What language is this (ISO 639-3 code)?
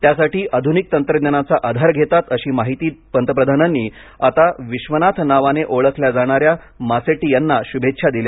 mar